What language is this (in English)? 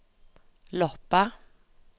Norwegian